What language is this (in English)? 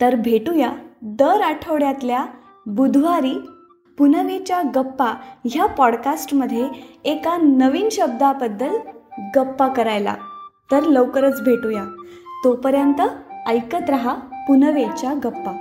Marathi